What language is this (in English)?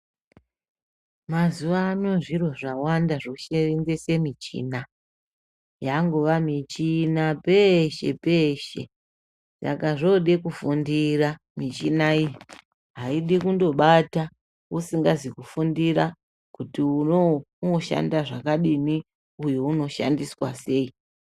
Ndau